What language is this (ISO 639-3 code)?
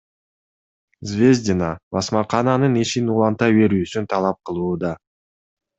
kir